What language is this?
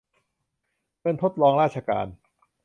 Thai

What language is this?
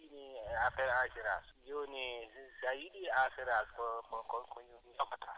Wolof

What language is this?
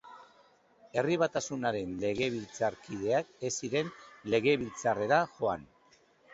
Basque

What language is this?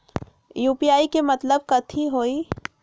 Magahi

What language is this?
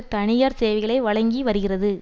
Tamil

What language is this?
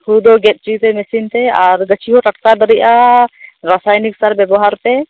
Santali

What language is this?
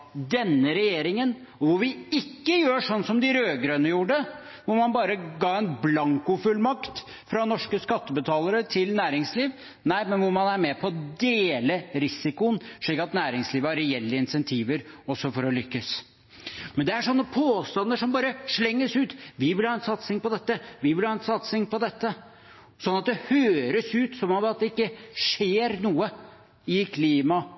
Norwegian Bokmål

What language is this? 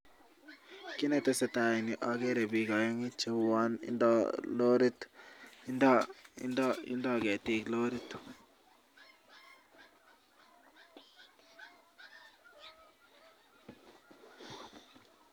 Kalenjin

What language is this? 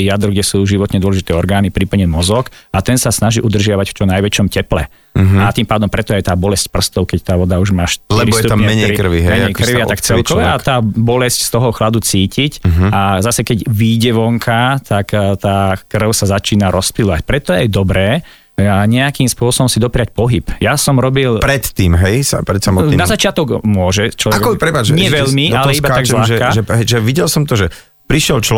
Slovak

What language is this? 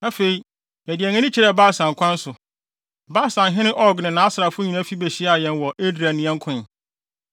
Akan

